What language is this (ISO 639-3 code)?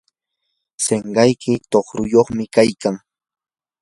qur